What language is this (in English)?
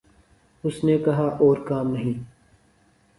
Urdu